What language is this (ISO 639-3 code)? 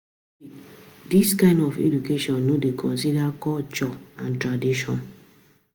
pcm